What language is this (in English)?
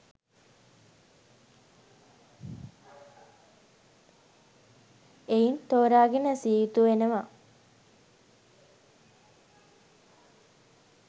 Sinhala